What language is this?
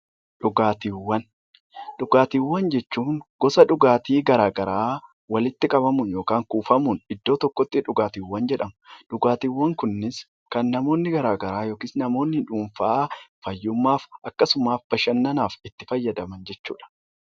Oromo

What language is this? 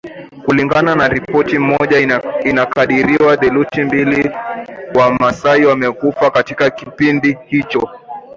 Swahili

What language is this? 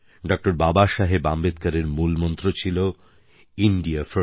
Bangla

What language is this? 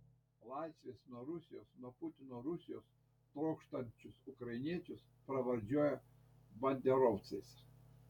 Lithuanian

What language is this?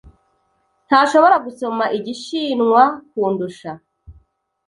Kinyarwanda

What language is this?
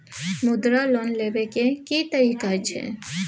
Maithili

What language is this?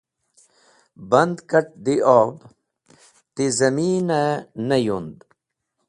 Wakhi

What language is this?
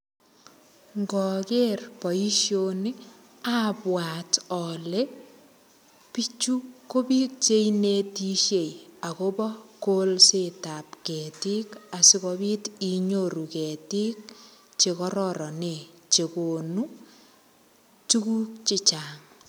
Kalenjin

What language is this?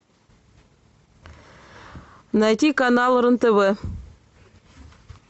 Russian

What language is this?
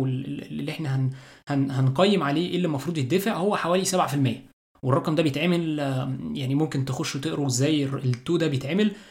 Arabic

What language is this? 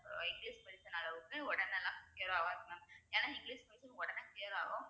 Tamil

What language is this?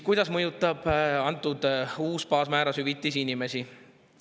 Estonian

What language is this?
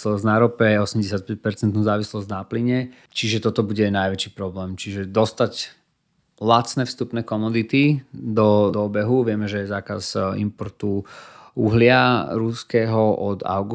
Slovak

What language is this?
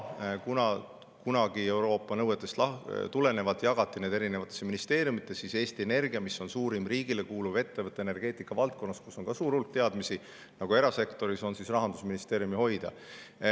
Estonian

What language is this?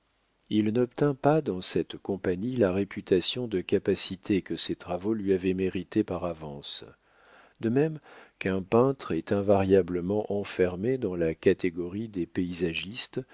French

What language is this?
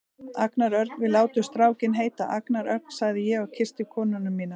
Icelandic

